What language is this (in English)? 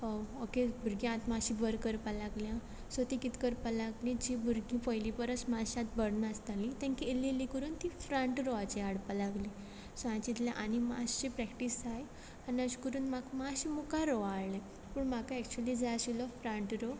Konkani